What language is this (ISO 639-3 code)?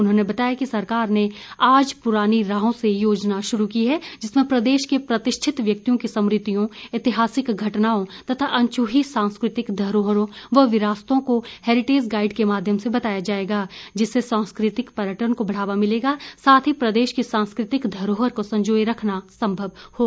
hin